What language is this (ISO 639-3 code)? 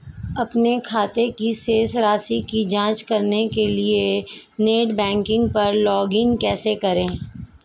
hin